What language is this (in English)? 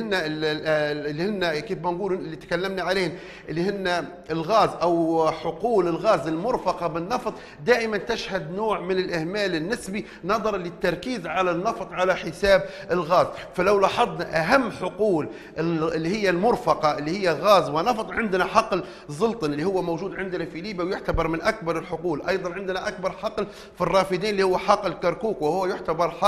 Arabic